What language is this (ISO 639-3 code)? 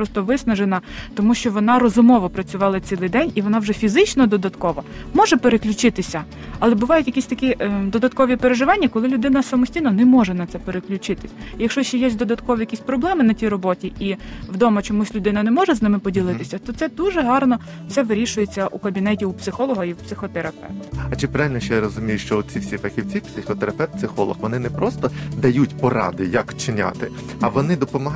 ukr